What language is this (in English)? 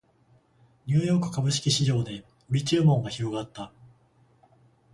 Japanese